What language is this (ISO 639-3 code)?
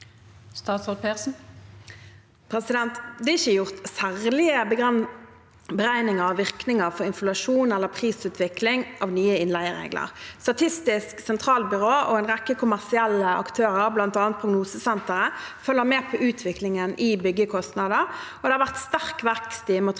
nor